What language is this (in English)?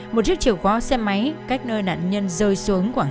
Vietnamese